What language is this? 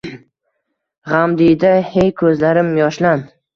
Uzbek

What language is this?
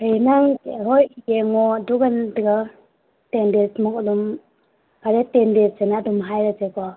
Manipuri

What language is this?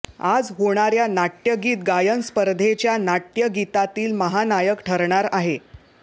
Marathi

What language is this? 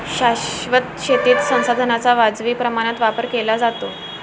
Marathi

